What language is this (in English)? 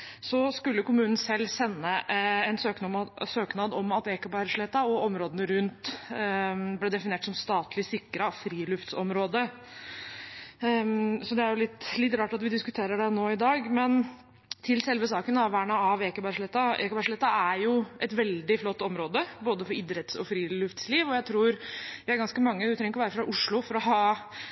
Norwegian Bokmål